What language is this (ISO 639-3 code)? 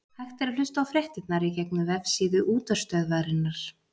isl